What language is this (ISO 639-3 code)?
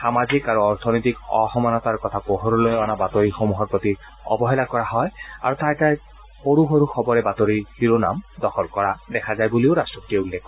asm